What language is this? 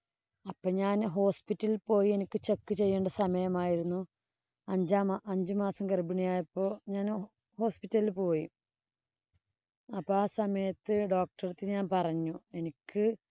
Malayalam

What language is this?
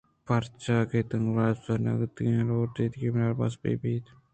Eastern Balochi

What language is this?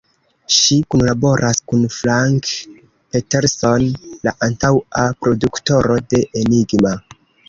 Esperanto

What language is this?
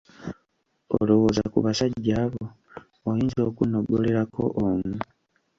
Ganda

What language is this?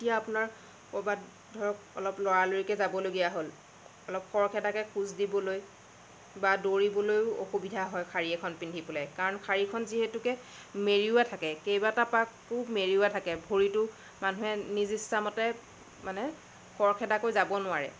Assamese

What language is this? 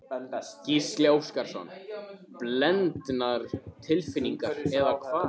Icelandic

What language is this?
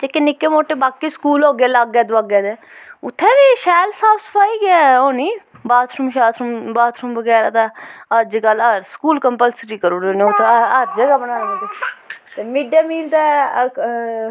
Dogri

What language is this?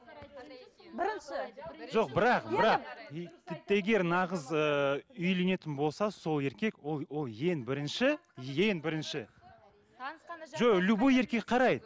Kazakh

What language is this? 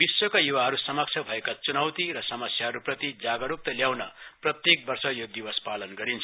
Nepali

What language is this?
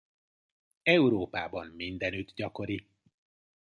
Hungarian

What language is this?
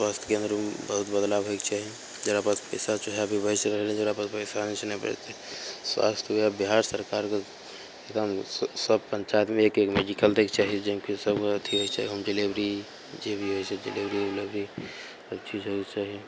Maithili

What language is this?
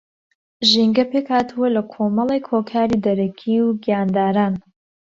Central Kurdish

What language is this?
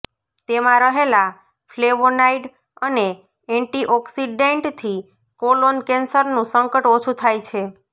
Gujarati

